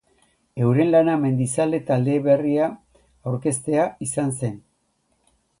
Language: Basque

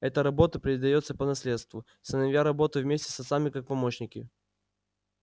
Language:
Russian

